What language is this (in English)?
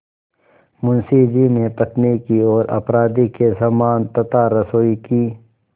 Hindi